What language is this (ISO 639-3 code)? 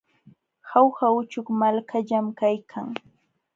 qxw